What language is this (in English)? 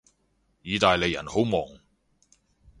Cantonese